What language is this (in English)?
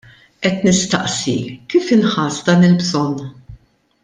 Maltese